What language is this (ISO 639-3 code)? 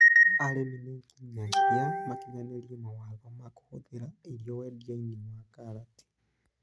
kik